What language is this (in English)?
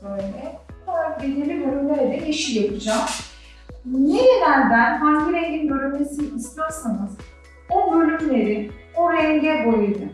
Turkish